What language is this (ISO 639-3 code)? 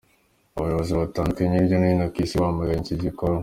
kin